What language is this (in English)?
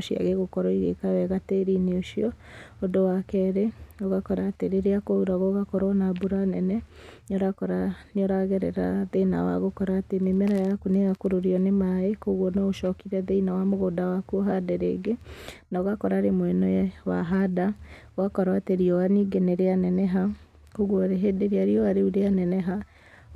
Kikuyu